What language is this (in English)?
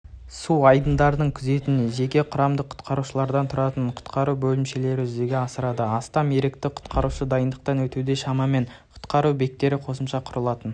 Kazakh